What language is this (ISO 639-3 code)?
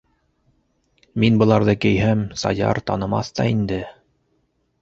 bak